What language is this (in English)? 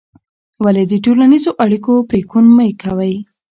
Pashto